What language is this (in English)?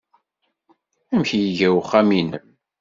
Kabyle